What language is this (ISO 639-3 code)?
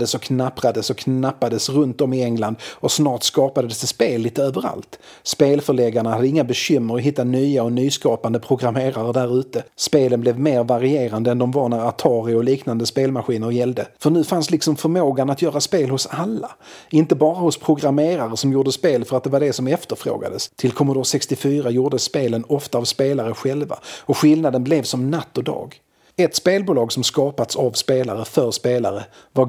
swe